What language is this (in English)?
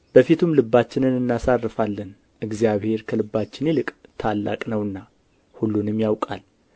Amharic